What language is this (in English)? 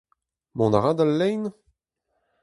Breton